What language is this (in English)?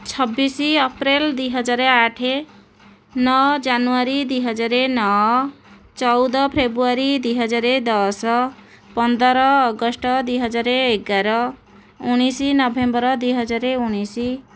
Odia